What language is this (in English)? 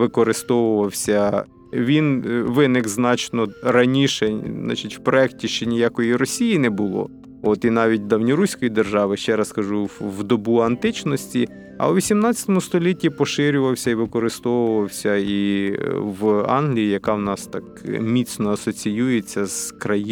Ukrainian